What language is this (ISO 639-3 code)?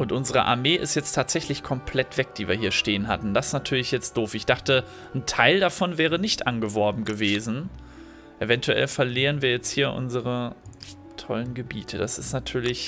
deu